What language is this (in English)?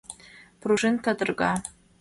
Mari